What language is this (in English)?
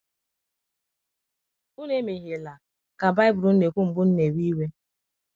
Igbo